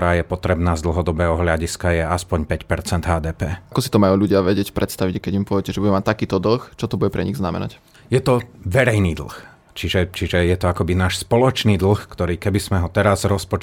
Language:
Slovak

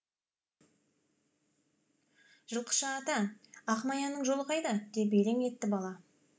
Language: Kazakh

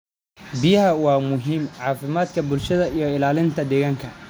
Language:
Somali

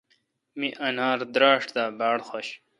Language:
Kalkoti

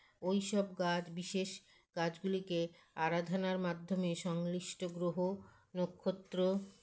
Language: Bangla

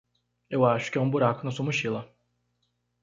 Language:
Portuguese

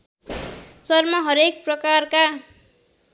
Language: Nepali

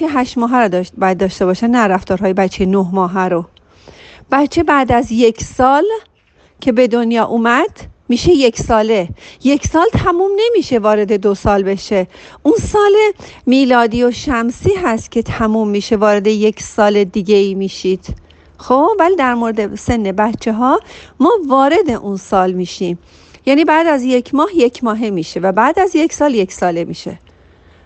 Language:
Persian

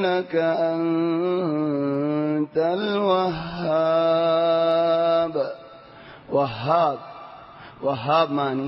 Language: Arabic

